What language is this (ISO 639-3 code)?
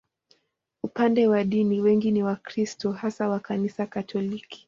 swa